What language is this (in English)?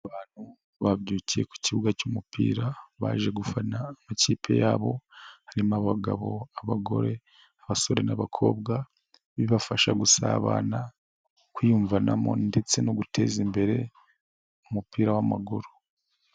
Kinyarwanda